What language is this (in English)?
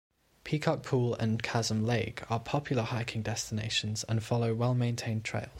English